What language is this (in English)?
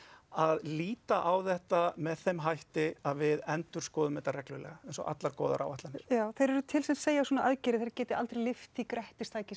Icelandic